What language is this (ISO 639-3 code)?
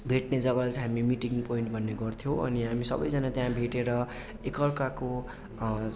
nep